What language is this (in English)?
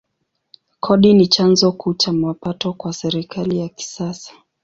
Swahili